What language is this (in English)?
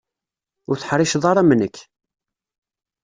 Kabyle